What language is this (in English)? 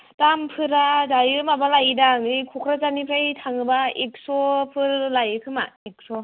Bodo